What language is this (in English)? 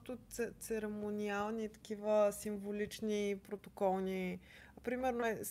Bulgarian